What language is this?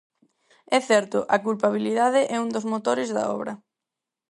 Galician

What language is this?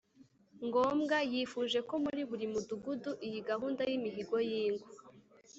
Kinyarwanda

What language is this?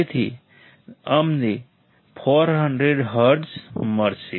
Gujarati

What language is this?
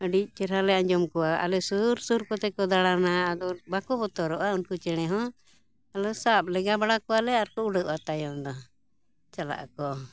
Santali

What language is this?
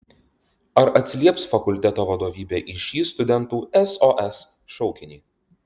Lithuanian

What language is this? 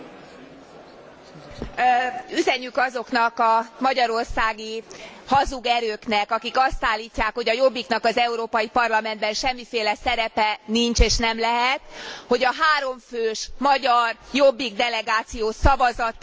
Hungarian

